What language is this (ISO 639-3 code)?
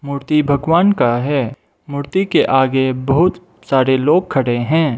hin